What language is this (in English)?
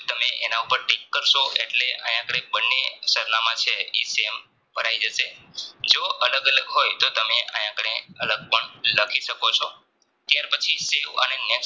Gujarati